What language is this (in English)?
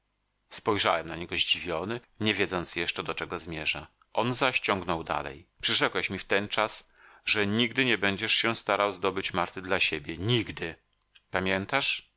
Polish